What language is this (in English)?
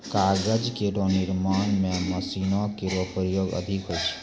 Maithili